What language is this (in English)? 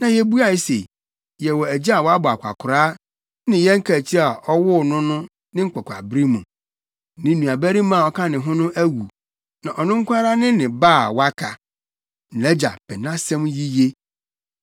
Akan